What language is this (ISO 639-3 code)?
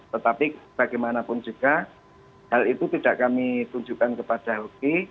ind